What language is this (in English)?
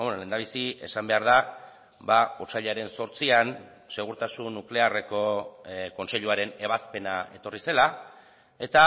Basque